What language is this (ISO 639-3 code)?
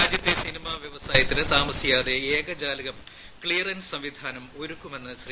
mal